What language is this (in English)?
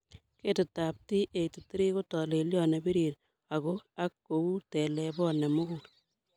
Kalenjin